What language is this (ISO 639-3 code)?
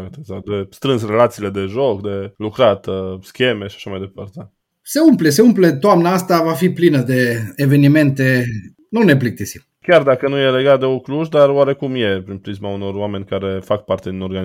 ron